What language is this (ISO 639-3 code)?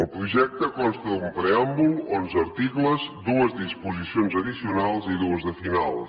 cat